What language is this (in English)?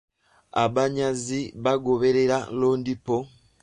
Ganda